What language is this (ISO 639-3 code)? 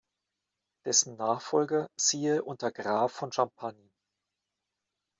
deu